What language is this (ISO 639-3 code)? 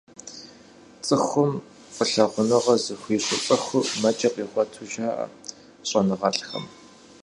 kbd